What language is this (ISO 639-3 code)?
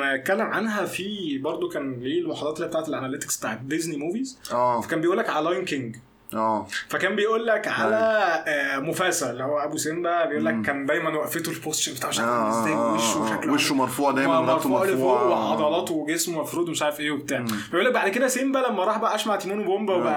ara